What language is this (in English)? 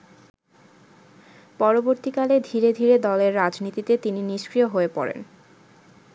Bangla